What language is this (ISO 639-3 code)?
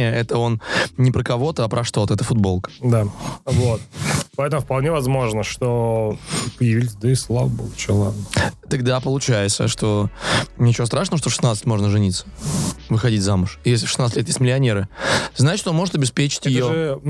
rus